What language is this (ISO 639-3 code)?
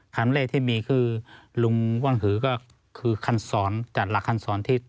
tha